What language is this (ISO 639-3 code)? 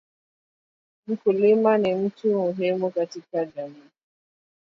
swa